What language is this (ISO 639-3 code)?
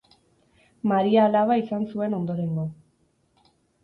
eus